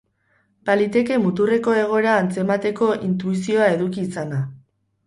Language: Basque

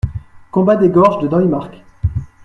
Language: French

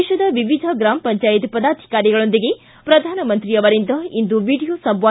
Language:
Kannada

